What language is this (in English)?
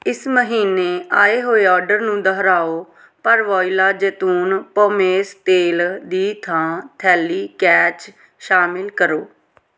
Punjabi